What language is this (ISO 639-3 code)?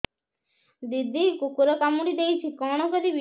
ori